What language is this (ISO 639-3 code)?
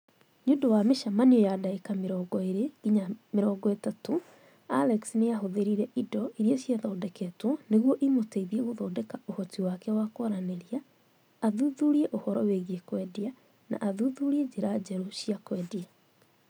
kik